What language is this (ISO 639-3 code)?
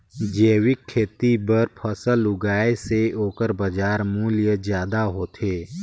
hne